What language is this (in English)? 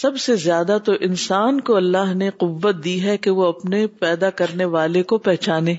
Urdu